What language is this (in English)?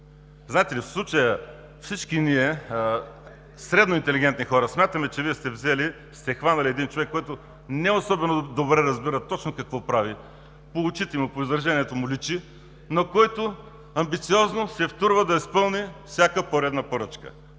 Bulgarian